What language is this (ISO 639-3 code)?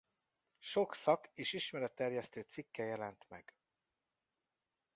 hun